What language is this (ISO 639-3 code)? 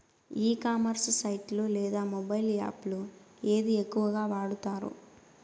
tel